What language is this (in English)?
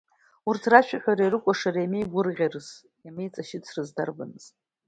Abkhazian